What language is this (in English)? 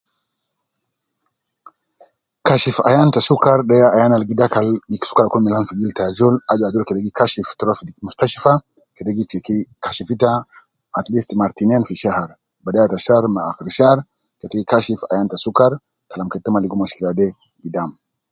Nubi